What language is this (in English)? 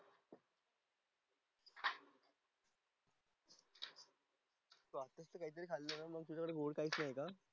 Marathi